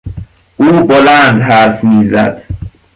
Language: Persian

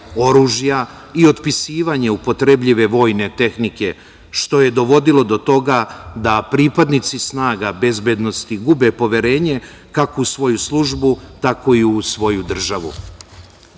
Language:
Serbian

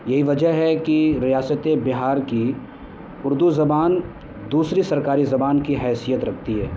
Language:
Urdu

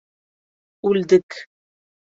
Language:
Bashkir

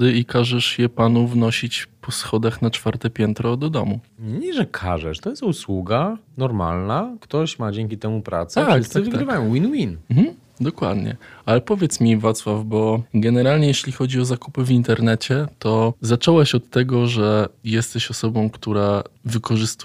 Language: Polish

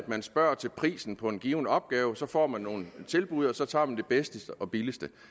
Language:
Danish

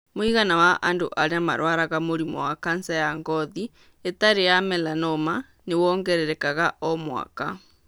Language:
Kikuyu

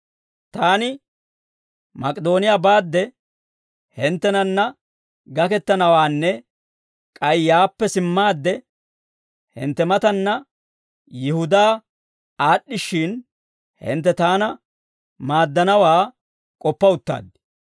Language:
Dawro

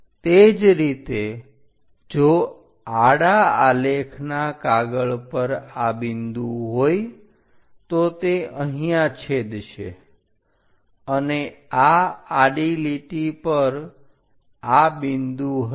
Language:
Gujarati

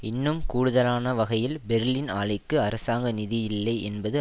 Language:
Tamil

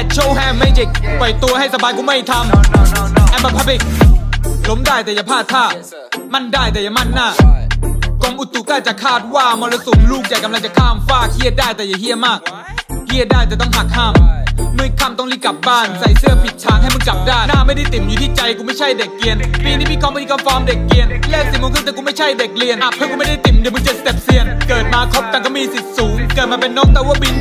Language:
Thai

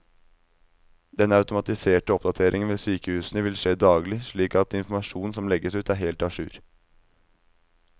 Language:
Norwegian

